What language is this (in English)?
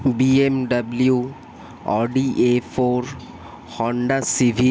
Bangla